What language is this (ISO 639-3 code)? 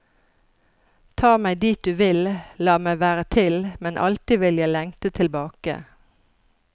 nor